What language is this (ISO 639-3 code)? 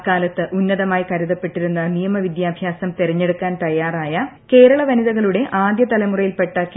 mal